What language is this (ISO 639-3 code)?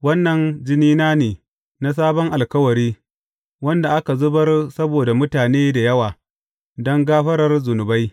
hau